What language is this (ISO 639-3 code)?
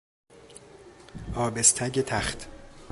fas